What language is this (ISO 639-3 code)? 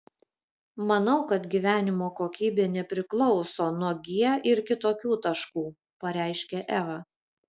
lit